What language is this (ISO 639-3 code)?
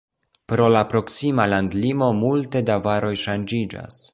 epo